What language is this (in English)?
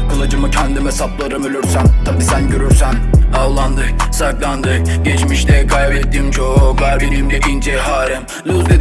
Turkish